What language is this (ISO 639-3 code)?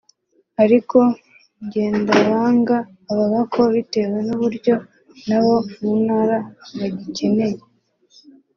kin